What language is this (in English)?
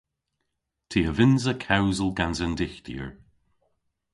Cornish